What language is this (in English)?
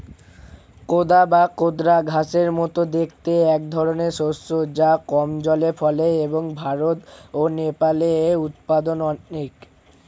Bangla